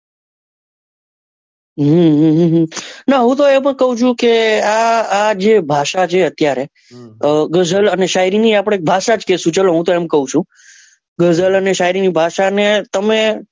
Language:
Gujarati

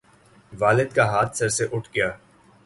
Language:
Urdu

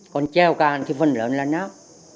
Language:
Vietnamese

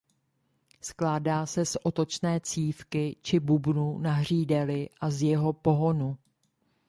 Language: Czech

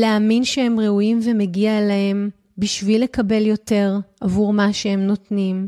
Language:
Hebrew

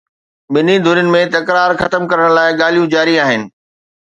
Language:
Sindhi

